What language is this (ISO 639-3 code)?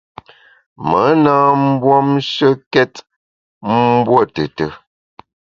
bax